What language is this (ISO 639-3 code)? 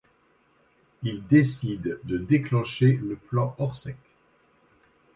fra